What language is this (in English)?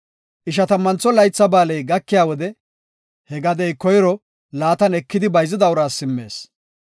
Gofa